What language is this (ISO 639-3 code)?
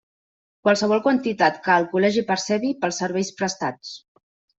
cat